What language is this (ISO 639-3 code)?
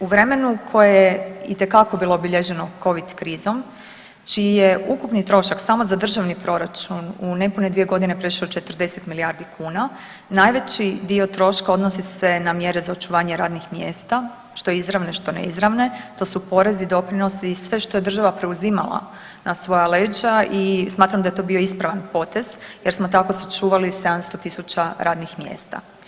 hrv